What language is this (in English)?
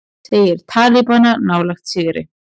Icelandic